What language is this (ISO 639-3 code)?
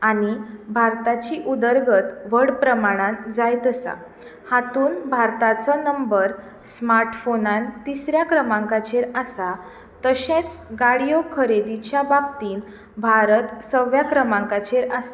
kok